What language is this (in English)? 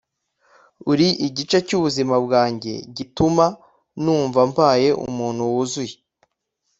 Kinyarwanda